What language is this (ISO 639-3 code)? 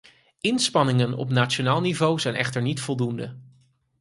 nld